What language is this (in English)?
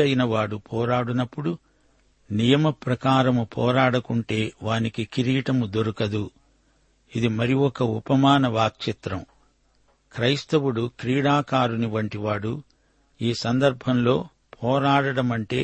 Telugu